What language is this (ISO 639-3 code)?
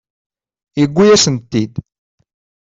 kab